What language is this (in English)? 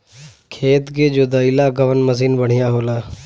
Bhojpuri